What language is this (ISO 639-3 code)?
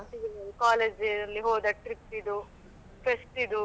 kan